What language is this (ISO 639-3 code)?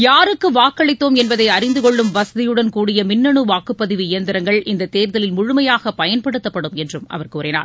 tam